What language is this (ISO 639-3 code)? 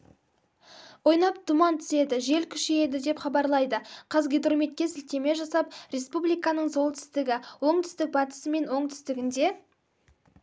kaz